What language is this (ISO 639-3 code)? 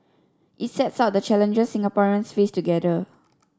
eng